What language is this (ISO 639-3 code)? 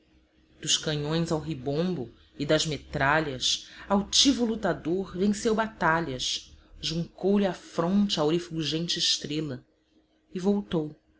por